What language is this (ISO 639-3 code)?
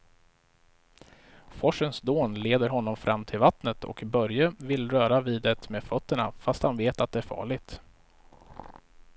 swe